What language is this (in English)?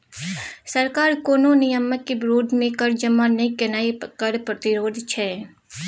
Maithili